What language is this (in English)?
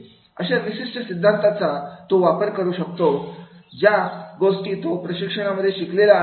Marathi